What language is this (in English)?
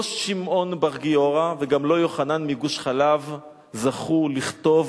Hebrew